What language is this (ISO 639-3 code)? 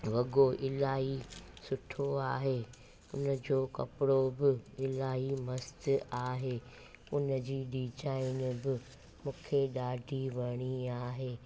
snd